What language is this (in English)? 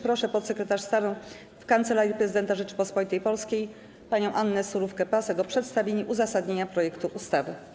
Polish